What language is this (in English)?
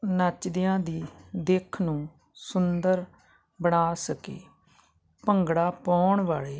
Punjabi